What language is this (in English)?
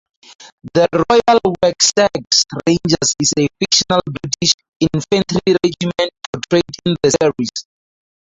English